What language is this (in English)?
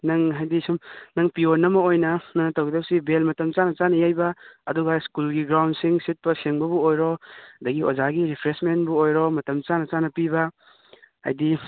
Manipuri